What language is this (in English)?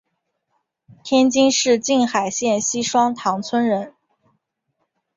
Chinese